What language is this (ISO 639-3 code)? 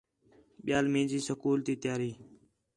xhe